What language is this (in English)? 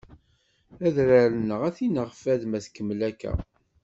Kabyle